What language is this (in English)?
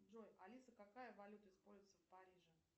Russian